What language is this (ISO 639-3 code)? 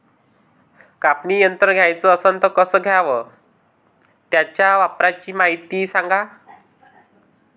mar